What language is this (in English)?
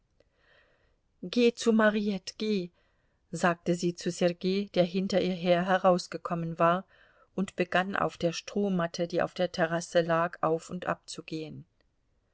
German